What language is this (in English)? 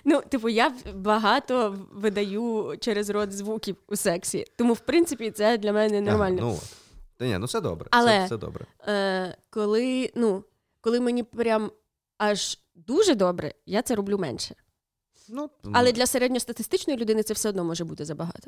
Ukrainian